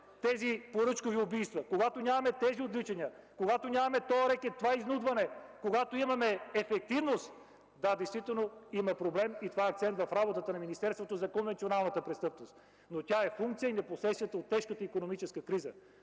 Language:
Bulgarian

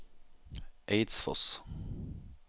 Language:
Norwegian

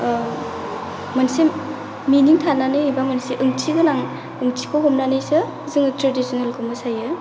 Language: Bodo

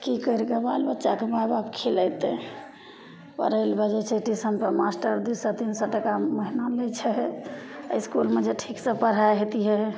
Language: Maithili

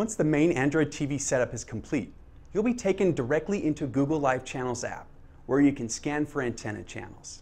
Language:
English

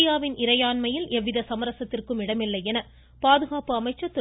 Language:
Tamil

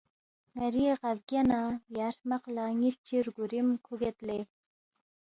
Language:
Balti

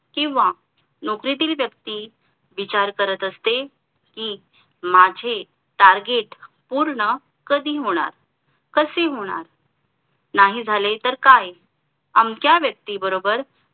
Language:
Marathi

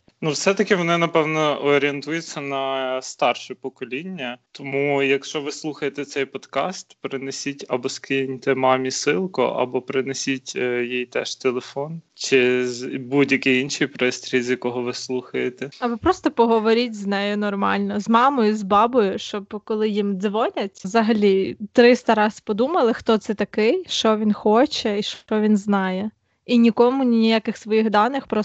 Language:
Ukrainian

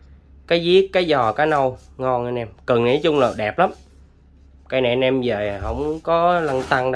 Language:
Vietnamese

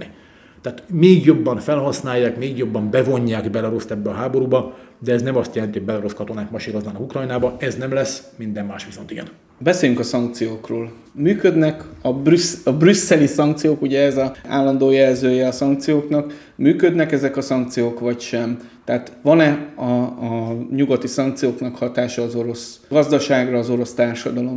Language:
Hungarian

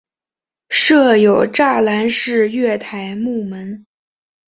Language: Chinese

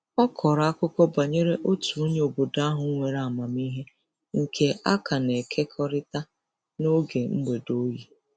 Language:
Igbo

